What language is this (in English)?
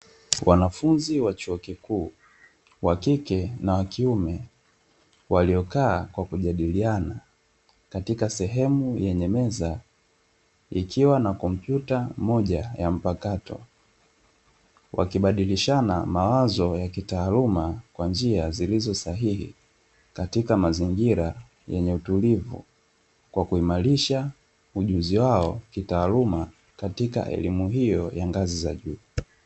Swahili